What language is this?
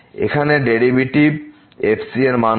Bangla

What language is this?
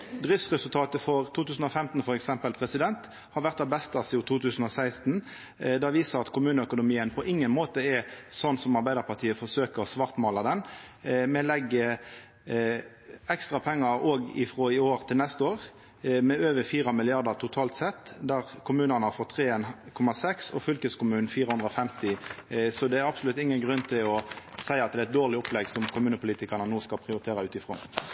Norwegian Nynorsk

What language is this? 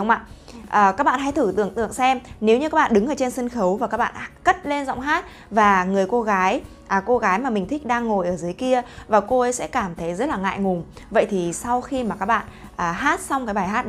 Vietnamese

